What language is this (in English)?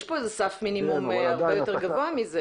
Hebrew